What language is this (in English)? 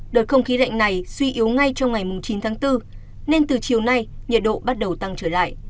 Vietnamese